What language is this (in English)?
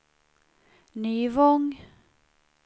Swedish